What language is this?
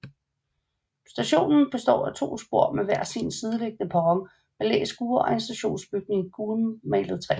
Danish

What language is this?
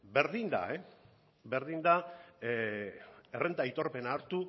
Basque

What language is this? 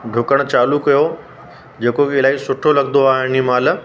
Sindhi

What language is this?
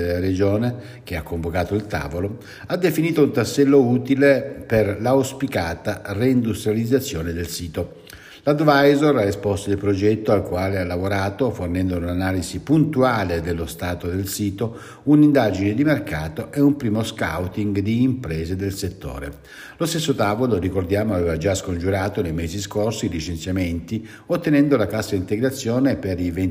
Italian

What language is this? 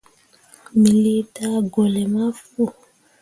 Mundang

